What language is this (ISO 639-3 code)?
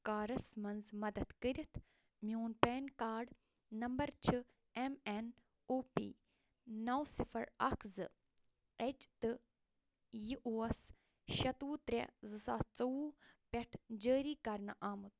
kas